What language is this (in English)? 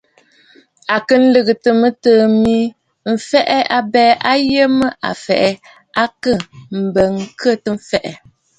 Bafut